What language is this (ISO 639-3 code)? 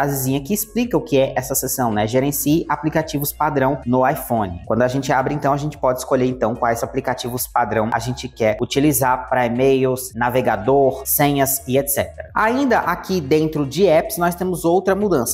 por